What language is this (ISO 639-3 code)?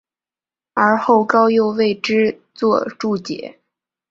zho